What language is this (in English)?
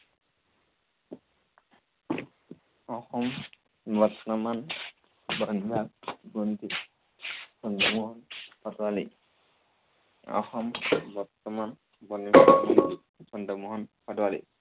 Assamese